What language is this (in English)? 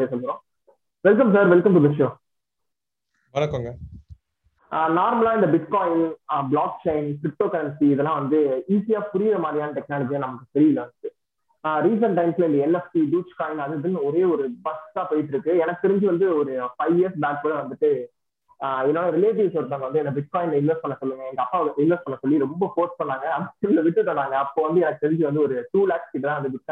Tamil